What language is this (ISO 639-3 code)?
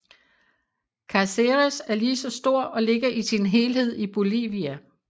dan